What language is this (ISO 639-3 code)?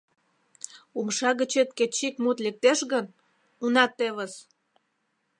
chm